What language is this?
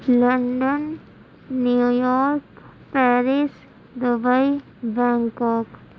Urdu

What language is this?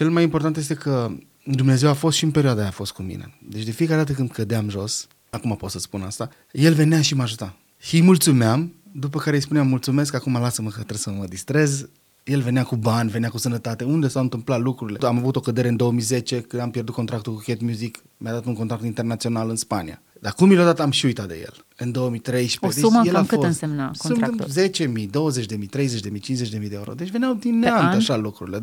Romanian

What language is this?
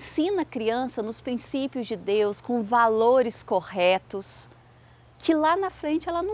Portuguese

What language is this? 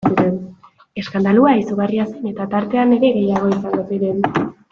Basque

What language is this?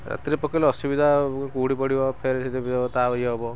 Odia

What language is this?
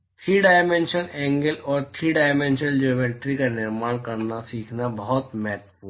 Hindi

